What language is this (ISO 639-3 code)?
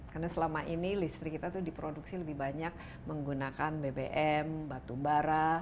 ind